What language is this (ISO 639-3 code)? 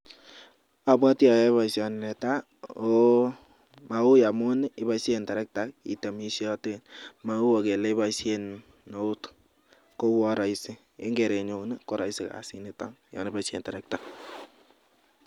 kln